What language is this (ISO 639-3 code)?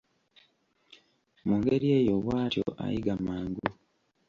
lug